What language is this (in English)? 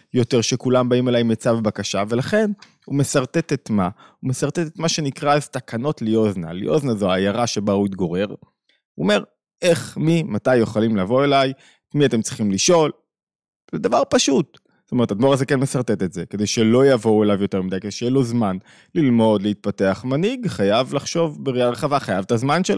Hebrew